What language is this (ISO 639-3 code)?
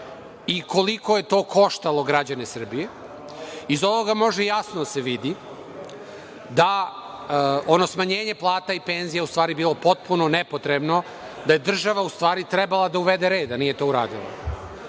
srp